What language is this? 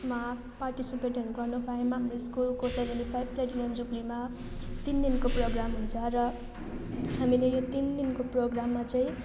Nepali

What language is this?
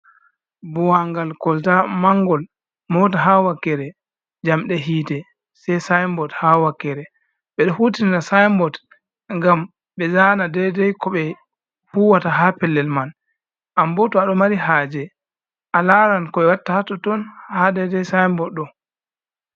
Fula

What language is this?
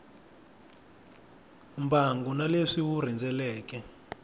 Tsonga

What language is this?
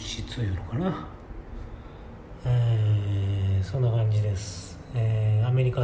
Japanese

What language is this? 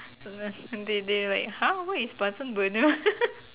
English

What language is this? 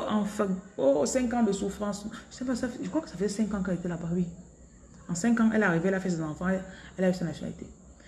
French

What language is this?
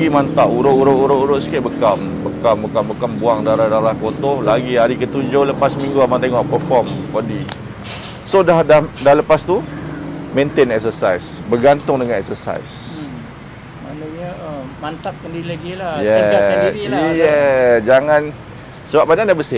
Malay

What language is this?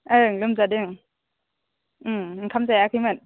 Bodo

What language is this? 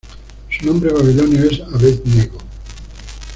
Spanish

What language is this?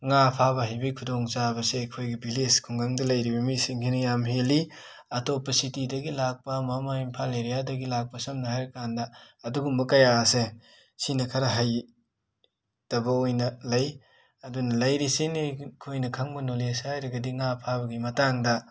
Manipuri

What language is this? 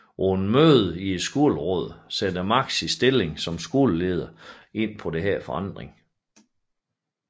Danish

